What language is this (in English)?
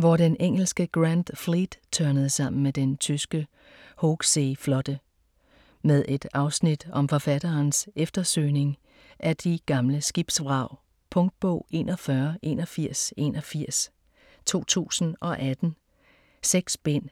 Danish